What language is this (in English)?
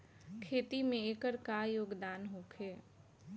Bhojpuri